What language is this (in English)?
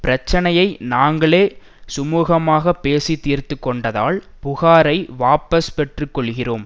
Tamil